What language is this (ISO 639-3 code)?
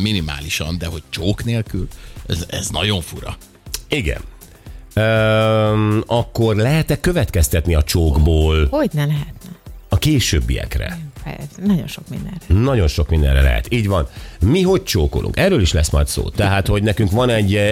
hun